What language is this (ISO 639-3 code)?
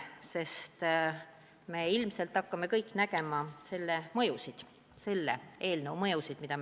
est